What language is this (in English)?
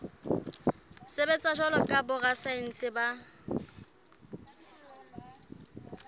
Southern Sotho